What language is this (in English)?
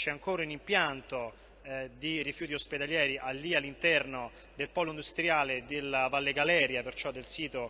Italian